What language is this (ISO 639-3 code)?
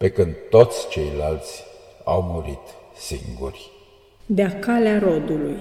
ron